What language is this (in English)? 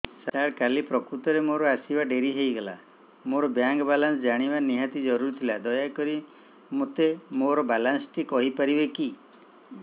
Odia